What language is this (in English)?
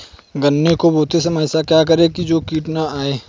Hindi